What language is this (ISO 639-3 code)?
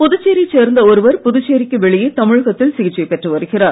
tam